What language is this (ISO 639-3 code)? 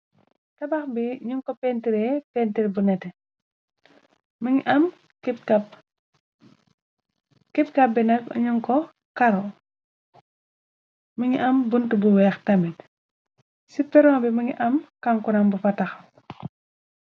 wol